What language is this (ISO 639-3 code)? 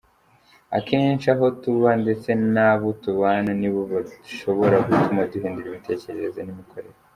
kin